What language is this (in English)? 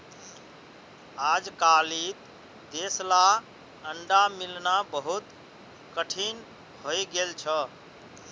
Magahi